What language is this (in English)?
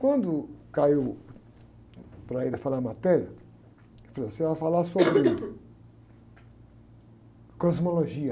Portuguese